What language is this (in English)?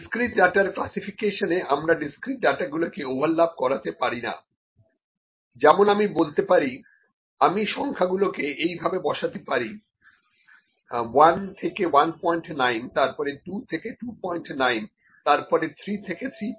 Bangla